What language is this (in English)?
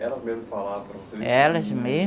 Portuguese